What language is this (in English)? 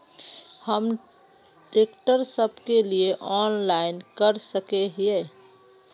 Magahi